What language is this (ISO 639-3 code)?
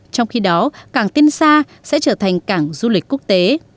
vie